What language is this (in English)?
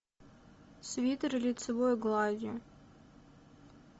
Russian